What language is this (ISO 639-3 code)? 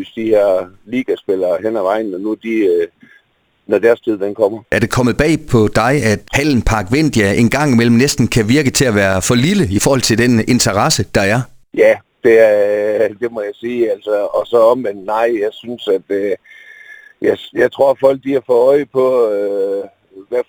dan